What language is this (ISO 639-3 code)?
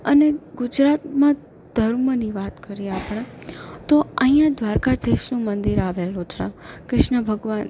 guj